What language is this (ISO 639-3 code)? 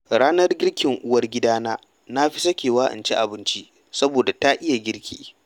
hau